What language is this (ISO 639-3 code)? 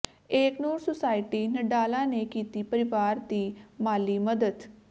pan